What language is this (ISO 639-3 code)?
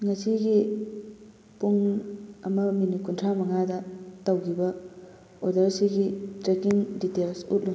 mni